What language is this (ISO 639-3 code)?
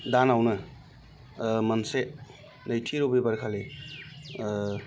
brx